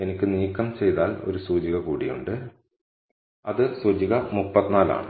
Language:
Malayalam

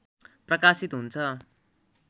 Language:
Nepali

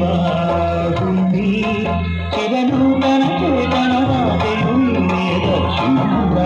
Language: Arabic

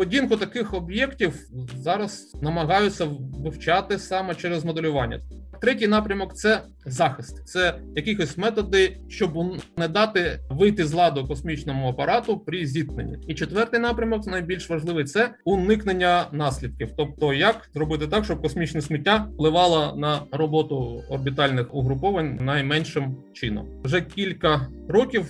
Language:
Ukrainian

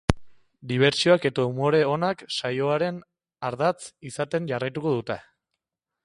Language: Basque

